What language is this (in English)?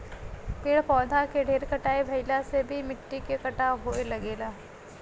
Bhojpuri